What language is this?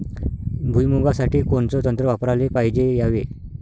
Marathi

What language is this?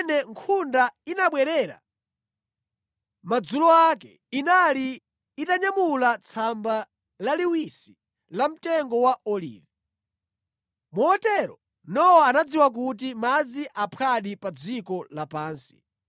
Nyanja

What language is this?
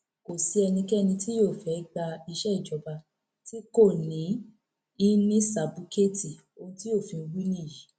Yoruba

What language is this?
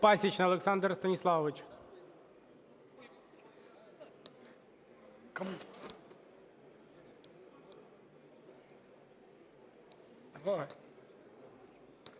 Ukrainian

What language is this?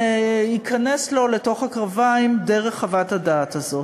Hebrew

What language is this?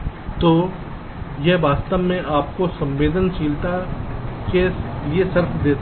Hindi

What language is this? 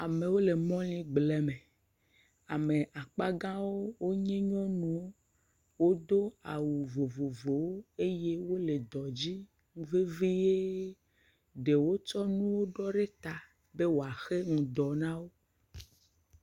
Ewe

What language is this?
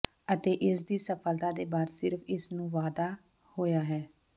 Punjabi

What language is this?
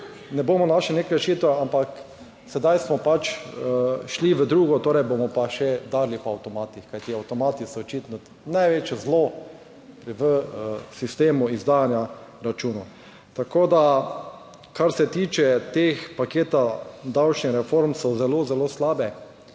Slovenian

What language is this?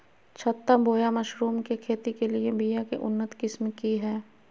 Magahi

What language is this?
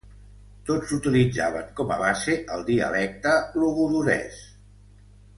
Catalan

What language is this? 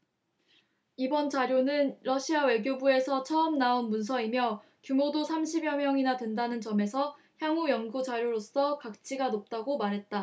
Korean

